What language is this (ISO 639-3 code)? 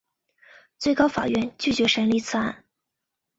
zho